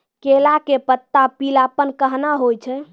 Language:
Maithili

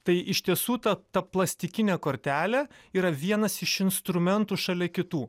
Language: Lithuanian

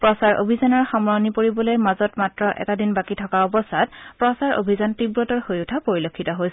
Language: Assamese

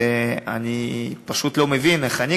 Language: Hebrew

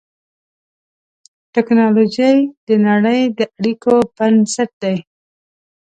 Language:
Pashto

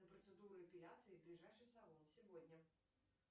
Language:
Russian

